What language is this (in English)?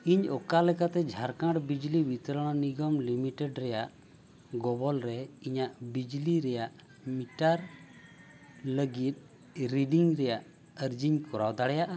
Santali